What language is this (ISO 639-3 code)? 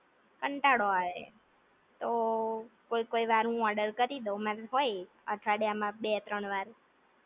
guj